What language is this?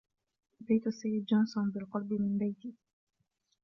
Arabic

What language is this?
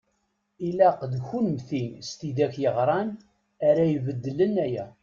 Kabyle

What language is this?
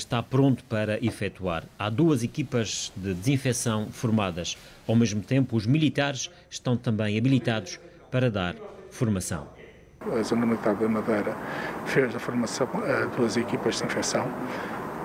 Portuguese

